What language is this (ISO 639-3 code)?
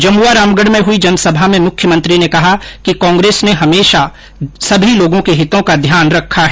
hin